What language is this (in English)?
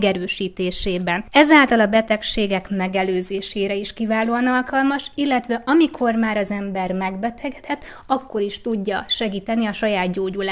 Hungarian